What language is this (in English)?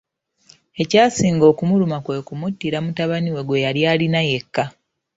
Ganda